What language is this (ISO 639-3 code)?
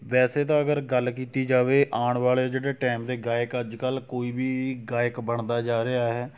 pan